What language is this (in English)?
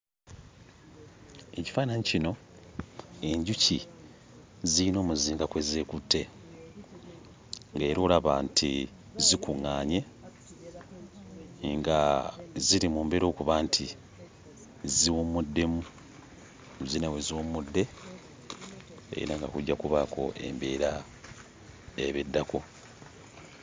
Ganda